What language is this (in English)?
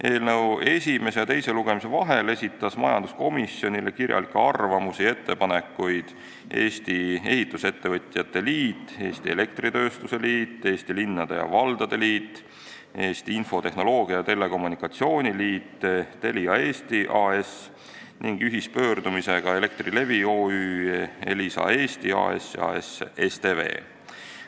Estonian